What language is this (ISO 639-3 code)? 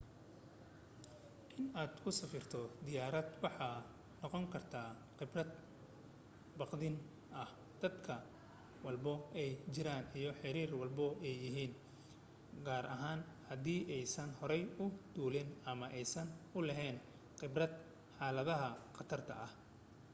som